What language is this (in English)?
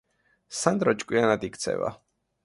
Georgian